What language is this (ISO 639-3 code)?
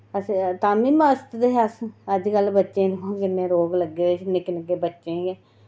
doi